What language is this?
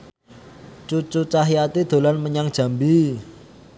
Javanese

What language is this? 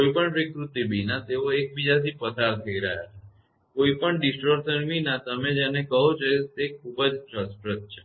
Gujarati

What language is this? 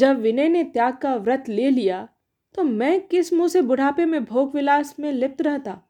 Hindi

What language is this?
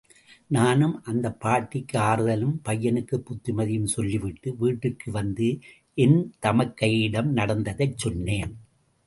Tamil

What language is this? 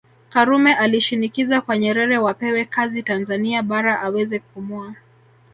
Swahili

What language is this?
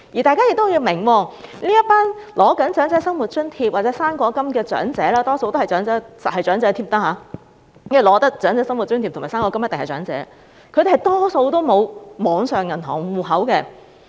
Cantonese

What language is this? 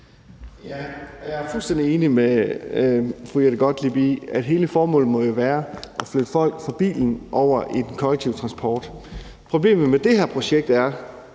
Danish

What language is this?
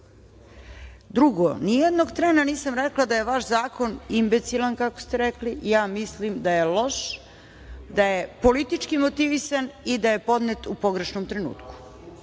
Serbian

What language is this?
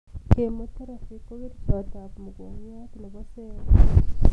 Kalenjin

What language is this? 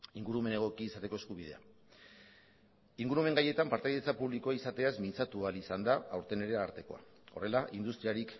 Basque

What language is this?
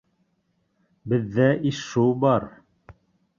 Bashkir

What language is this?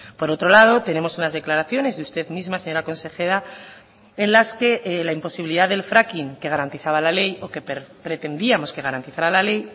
Spanish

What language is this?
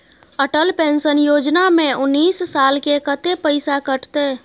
Maithili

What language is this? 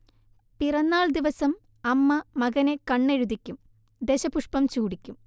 Malayalam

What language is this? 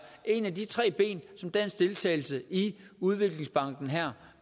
Danish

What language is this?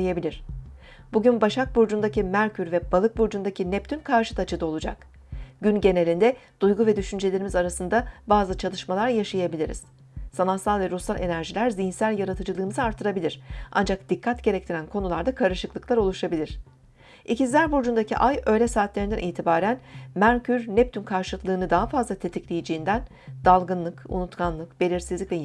Turkish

